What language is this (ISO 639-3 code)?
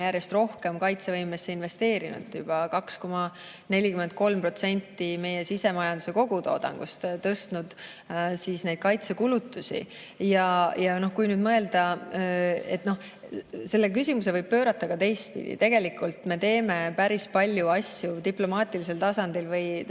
est